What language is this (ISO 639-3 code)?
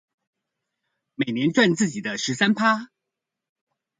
zho